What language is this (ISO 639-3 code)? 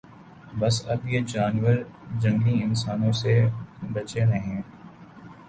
urd